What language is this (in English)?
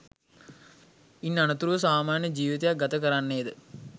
Sinhala